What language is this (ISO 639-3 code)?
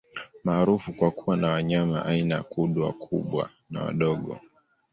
swa